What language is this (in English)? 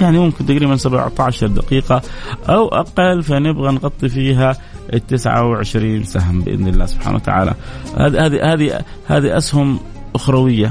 Arabic